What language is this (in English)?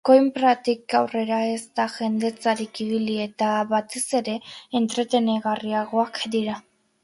Basque